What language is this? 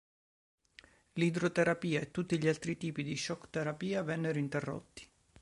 Italian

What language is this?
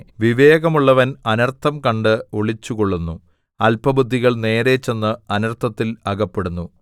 Malayalam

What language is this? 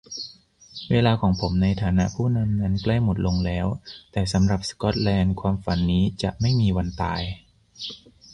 Thai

